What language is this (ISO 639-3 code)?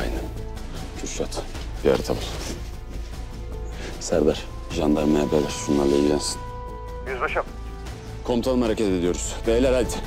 tur